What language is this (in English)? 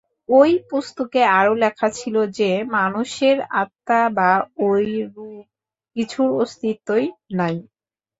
Bangla